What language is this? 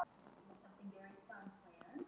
Icelandic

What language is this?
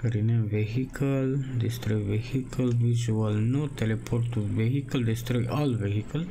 Romanian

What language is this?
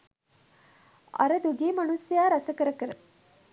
Sinhala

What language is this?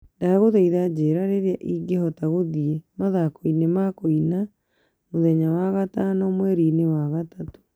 Kikuyu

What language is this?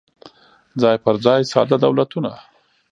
Pashto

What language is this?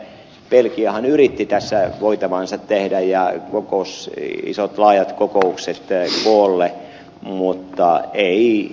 Finnish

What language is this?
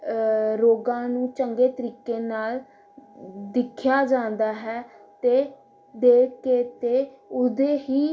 Punjabi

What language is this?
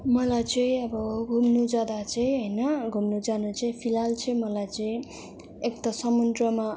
Nepali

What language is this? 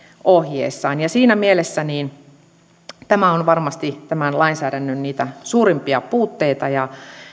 Finnish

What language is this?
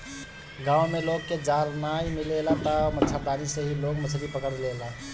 Bhojpuri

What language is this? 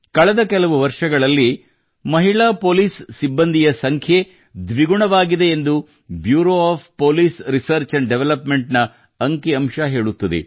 Kannada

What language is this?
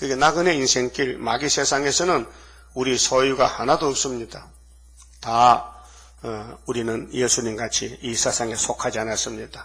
Korean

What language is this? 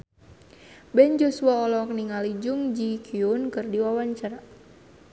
Sundanese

